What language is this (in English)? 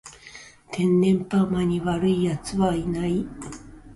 Japanese